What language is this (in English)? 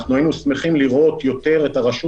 Hebrew